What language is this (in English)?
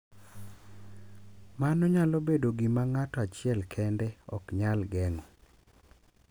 Luo (Kenya and Tanzania)